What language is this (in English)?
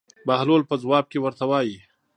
Pashto